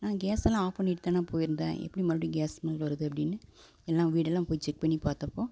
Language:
Tamil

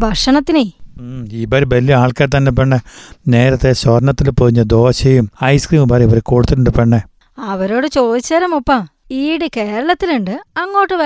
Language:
Malayalam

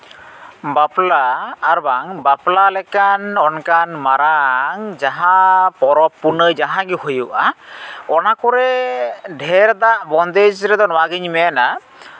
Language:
Santali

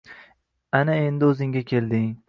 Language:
Uzbek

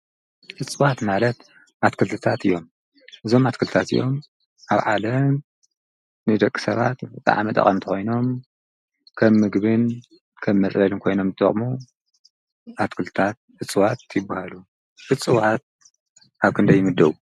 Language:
Tigrinya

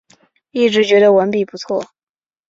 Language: Chinese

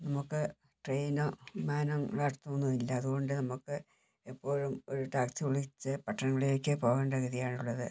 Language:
Malayalam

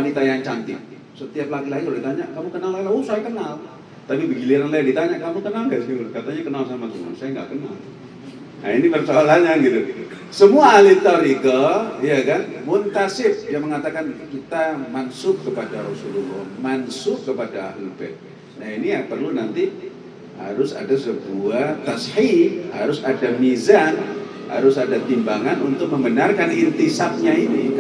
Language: Indonesian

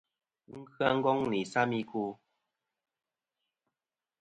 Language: Kom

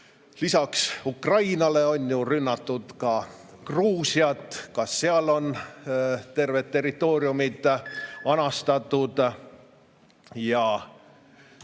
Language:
Estonian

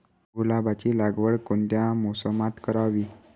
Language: Marathi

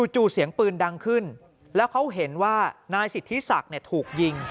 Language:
Thai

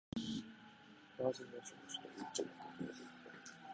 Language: Japanese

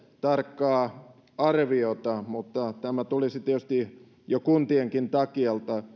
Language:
Finnish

